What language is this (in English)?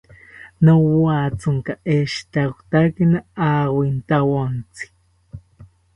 South Ucayali Ashéninka